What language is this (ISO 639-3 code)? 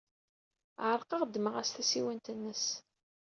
kab